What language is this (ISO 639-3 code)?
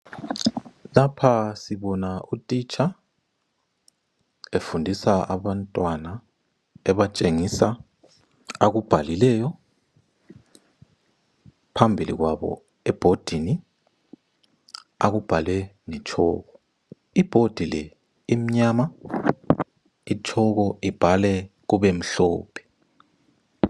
nde